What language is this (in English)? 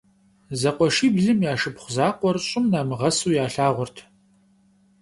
Kabardian